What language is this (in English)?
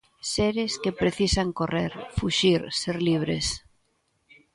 Galician